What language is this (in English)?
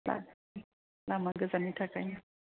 Bodo